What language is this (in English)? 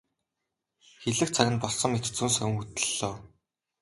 Mongolian